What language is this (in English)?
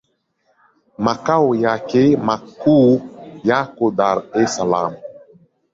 Swahili